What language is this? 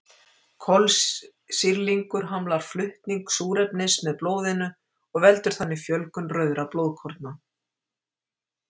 Icelandic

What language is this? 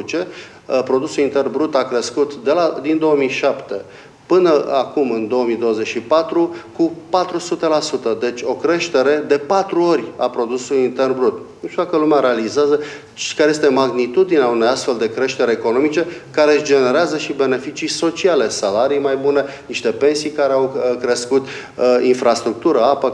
Romanian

